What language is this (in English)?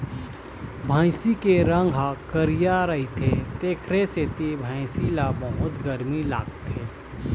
Chhattisgarhi